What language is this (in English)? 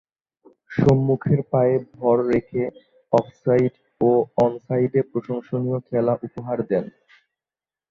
Bangla